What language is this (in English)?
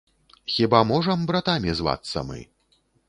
Belarusian